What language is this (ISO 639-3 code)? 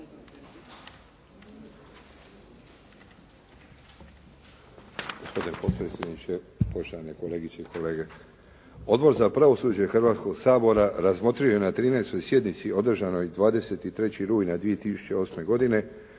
hrv